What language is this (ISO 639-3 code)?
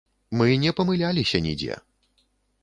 bel